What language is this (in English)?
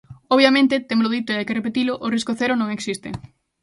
Galician